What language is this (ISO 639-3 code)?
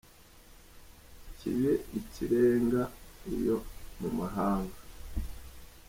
kin